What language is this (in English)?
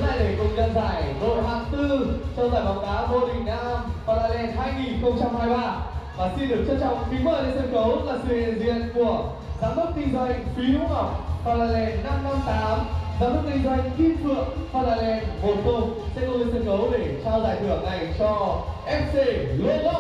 Vietnamese